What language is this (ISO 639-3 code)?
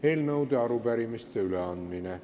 est